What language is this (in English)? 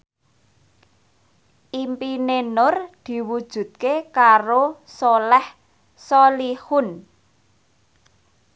Javanese